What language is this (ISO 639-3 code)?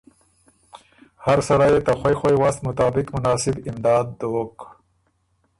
oru